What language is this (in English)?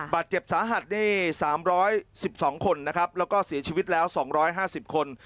Thai